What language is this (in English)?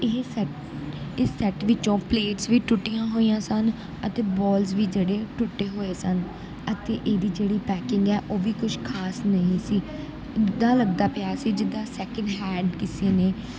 Punjabi